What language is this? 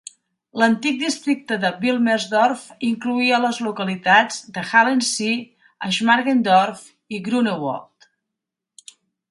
Catalan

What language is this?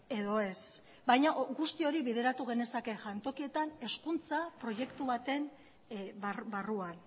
Basque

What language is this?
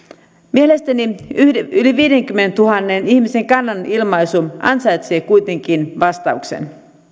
Finnish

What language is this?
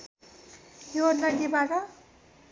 Nepali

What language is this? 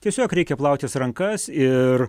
Lithuanian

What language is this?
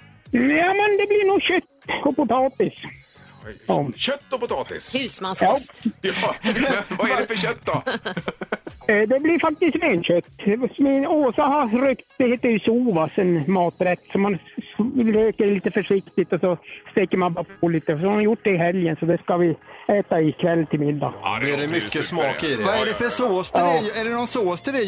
Swedish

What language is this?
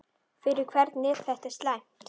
Icelandic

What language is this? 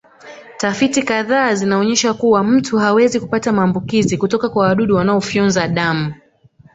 Swahili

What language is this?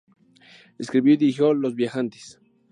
Spanish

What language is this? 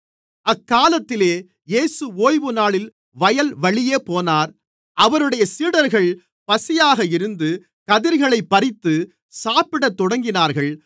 Tamil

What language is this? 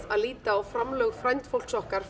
Icelandic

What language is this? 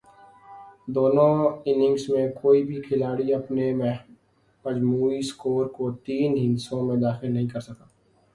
Urdu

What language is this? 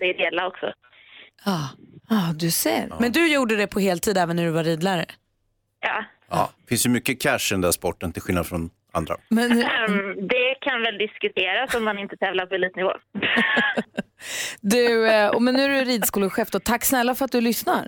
Swedish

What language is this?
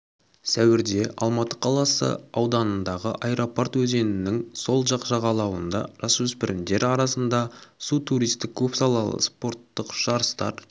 Kazakh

